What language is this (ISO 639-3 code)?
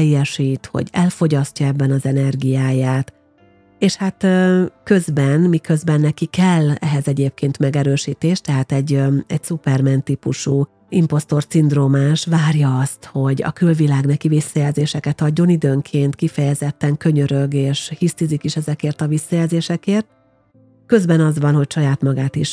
hun